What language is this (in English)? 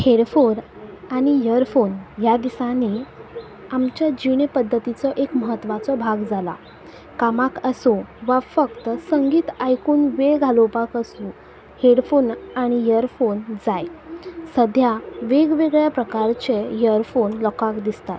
Konkani